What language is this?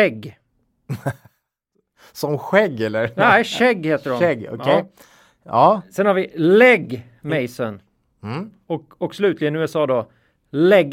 Swedish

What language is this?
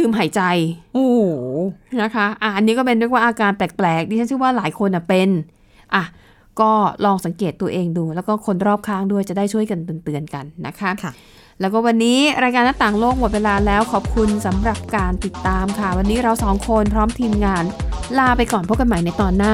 Thai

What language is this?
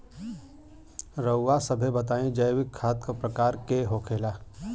Bhojpuri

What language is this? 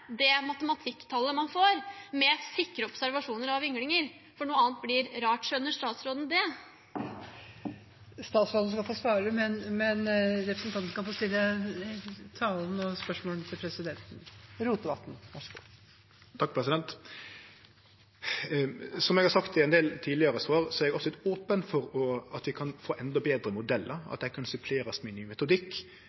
Norwegian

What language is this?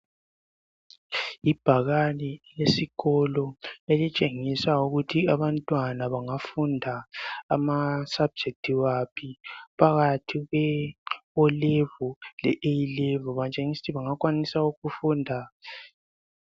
North Ndebele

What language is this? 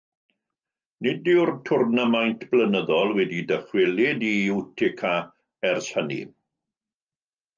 Welsh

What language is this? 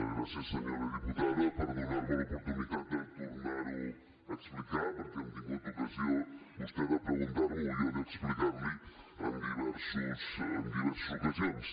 Catalan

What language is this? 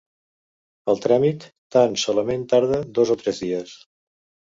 Catalan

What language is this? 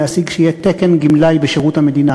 Hebrew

